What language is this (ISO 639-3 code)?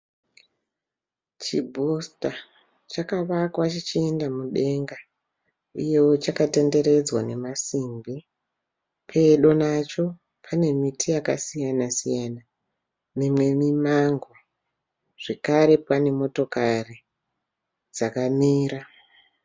sna